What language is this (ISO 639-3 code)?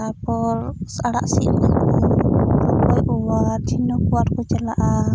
sat